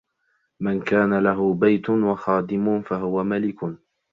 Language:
Arabic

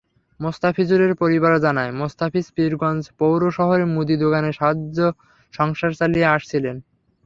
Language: Bangla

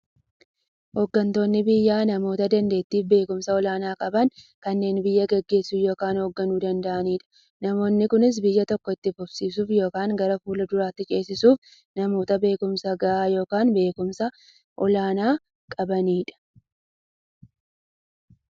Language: Oromo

